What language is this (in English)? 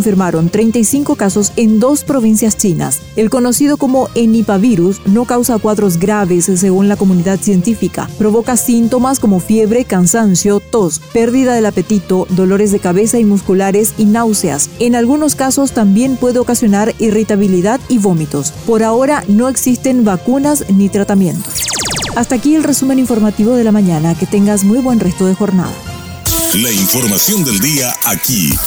Spanish